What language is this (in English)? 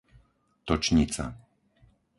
Slovak